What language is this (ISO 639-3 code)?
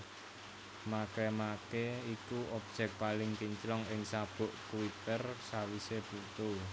jav